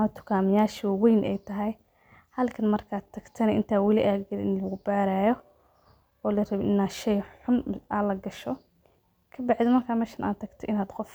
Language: Somali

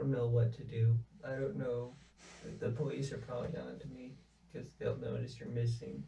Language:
English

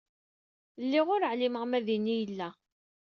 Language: Kabyle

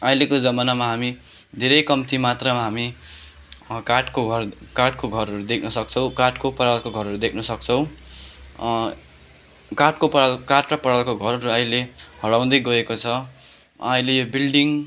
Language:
Nepali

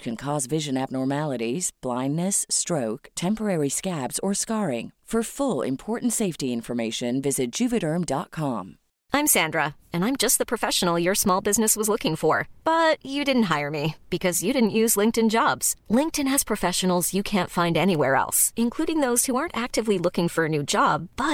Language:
Filipino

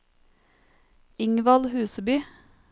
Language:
Norwegian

